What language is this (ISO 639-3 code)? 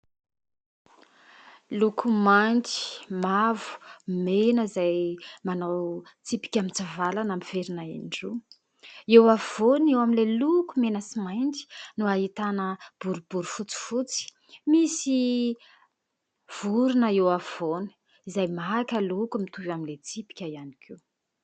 mlg